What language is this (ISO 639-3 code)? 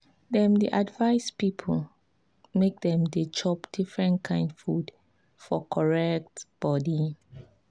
pcm